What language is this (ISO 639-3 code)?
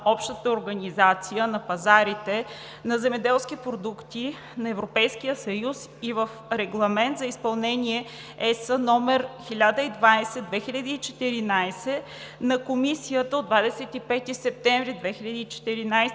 bul